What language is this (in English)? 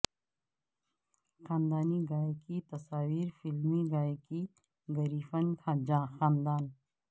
Urdu